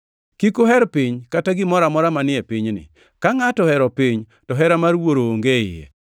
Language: Luo (Kenya and Tanzania)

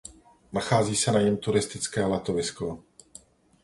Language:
Czech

